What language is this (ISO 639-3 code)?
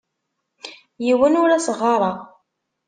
kab